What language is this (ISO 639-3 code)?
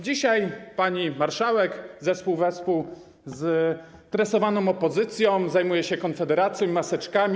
pol